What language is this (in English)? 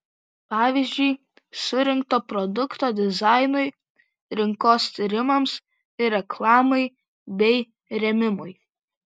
Lithuanian